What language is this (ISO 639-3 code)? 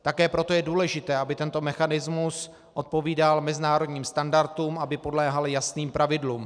ces